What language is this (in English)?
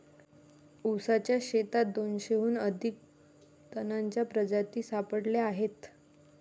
Marathi